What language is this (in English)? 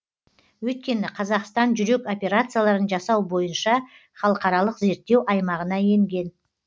Kazakh